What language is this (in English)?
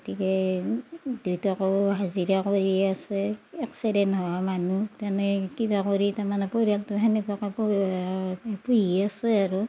Assamese